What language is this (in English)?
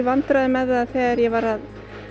Icelandic